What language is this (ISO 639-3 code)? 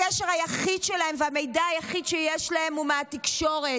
heb